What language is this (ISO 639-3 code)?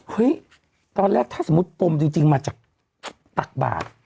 tha